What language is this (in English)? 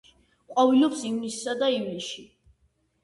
Georgian